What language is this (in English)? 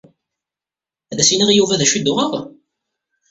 Kabyle